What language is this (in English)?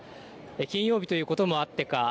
Japanese